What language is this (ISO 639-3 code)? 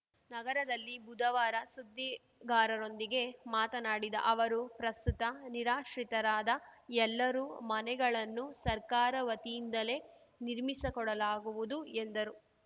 kan